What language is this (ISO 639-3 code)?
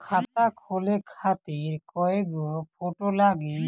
bho